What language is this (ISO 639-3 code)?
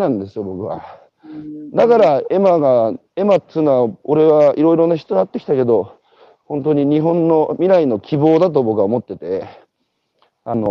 jpn